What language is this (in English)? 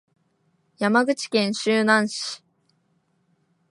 Japanese